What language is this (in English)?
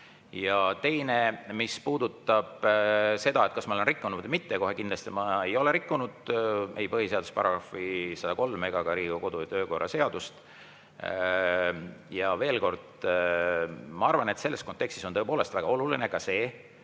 Estonian